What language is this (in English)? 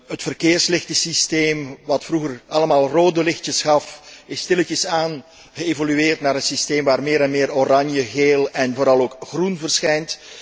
Dutch